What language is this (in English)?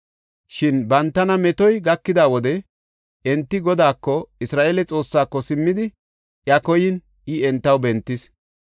Gofa